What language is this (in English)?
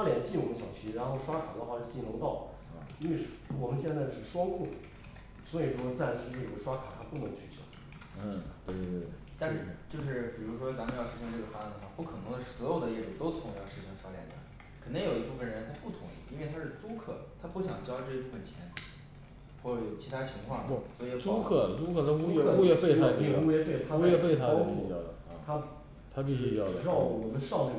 Chinese